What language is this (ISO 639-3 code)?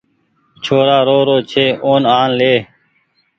gig